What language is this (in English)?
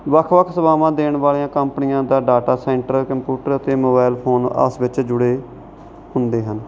Punjabi